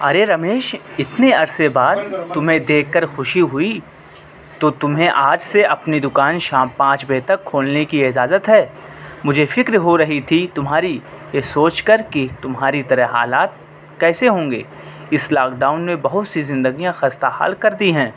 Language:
Urdu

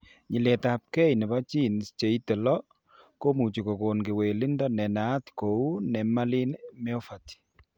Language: Kalenjin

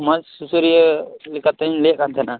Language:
Santali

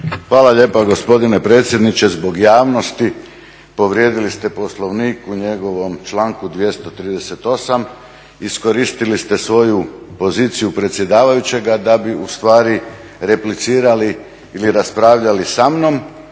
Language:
Croatian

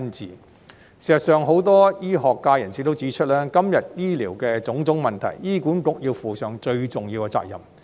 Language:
Cantonese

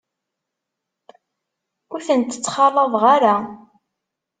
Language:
Kabyle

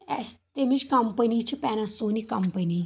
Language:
Kashmiri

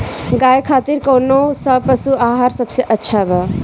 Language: Bhojpuri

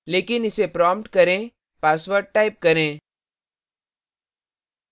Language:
Hindi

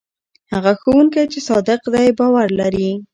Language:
Pashto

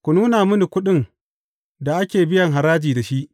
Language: Hausa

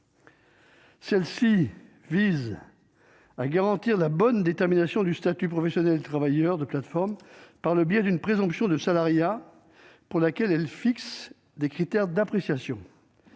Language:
French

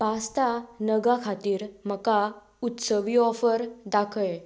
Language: Konkani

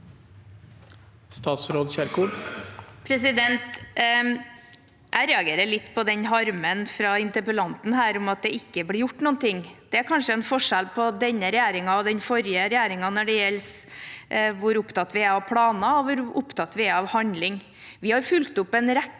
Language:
Norwegian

